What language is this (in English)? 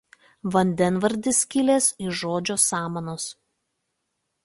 Lithuanian